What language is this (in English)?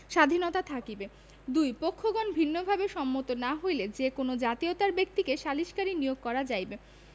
Bangla